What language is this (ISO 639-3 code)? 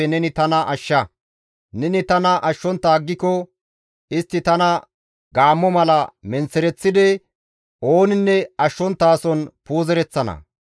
gmv